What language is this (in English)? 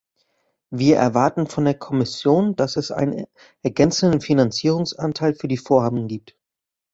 German